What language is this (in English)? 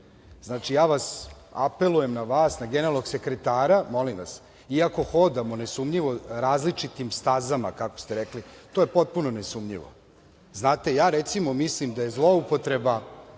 Serbian